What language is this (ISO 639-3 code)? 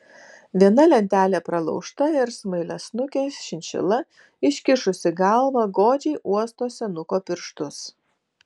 lit